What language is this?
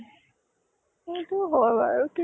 Assamese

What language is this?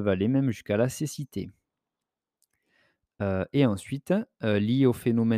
French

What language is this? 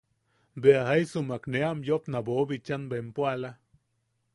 Yaqui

